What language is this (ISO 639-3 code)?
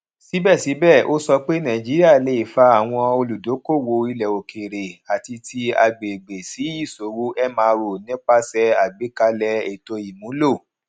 yor